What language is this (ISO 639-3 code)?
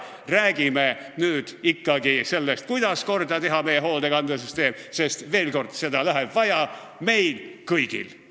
est